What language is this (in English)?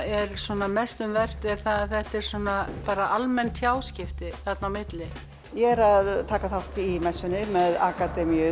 Icelandic